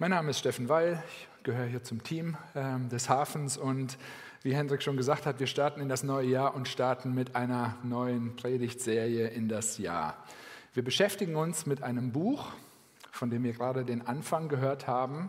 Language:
German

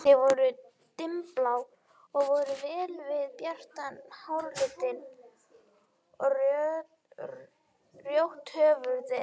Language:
Icelandic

